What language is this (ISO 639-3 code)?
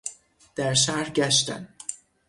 fas